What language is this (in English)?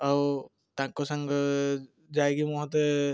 Odia